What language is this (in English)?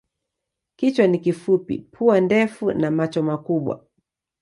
Swahili